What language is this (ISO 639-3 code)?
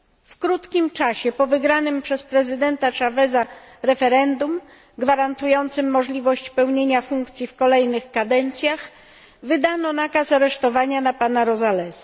pol